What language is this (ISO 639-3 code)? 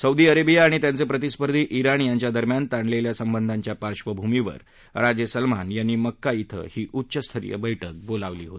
mar